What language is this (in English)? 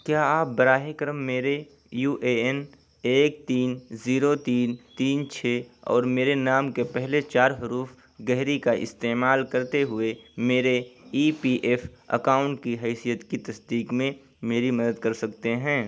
Urdu